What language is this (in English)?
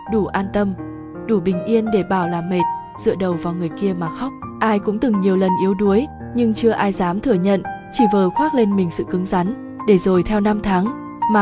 Vietnamese